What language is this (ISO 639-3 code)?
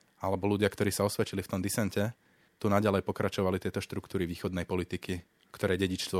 slk